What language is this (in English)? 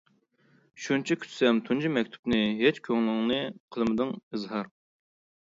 Uyghur